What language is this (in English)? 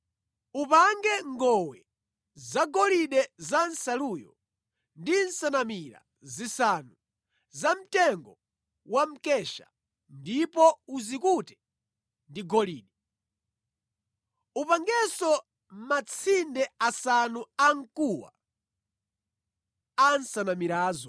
Nyanja